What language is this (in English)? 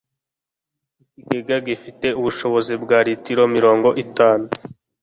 Kinyarwanda